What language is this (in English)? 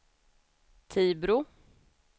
Swedish